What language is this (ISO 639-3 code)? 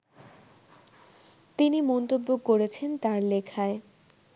ben